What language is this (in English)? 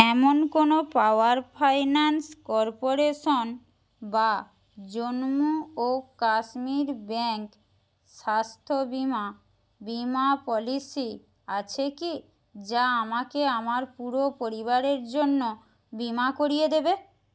Bangla